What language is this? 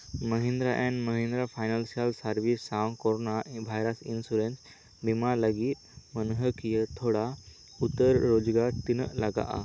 Santali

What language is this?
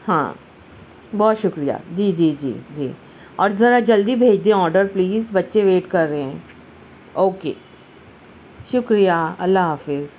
Urdu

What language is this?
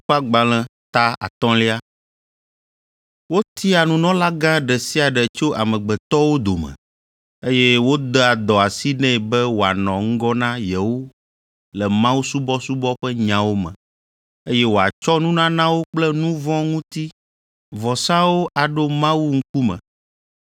Ewe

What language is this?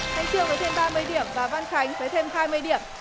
Vietnamese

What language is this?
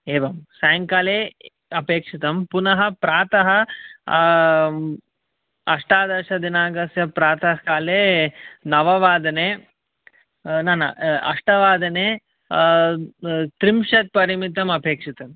Sanskrit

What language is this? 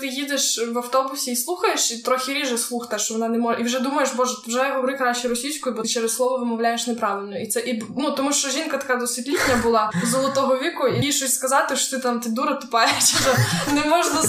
Ukrainian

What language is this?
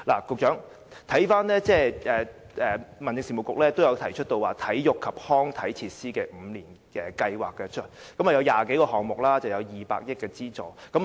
Cantonese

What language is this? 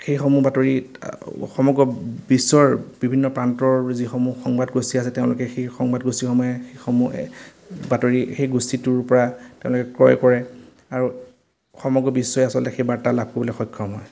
Assamese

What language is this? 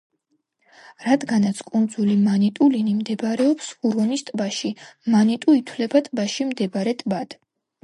Georgian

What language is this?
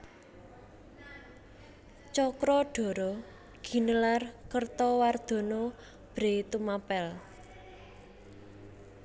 Javanese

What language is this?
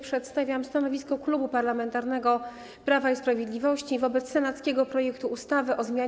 Polish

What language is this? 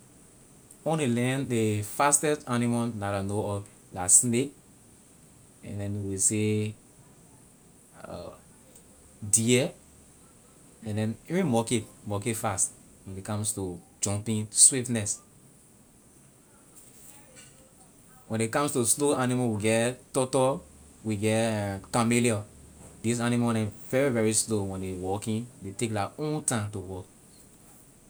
Liberian English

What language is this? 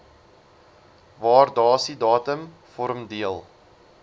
Afrikaans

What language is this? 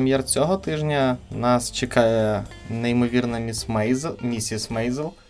Ukrainian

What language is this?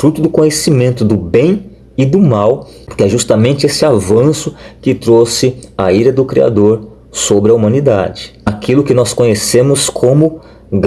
Portuguese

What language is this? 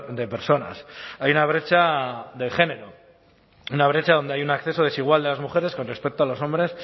Spanish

